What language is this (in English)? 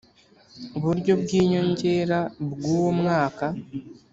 Kinyarwanda